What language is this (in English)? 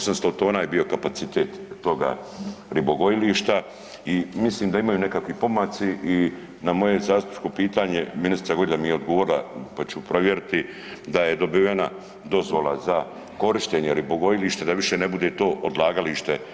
Croatian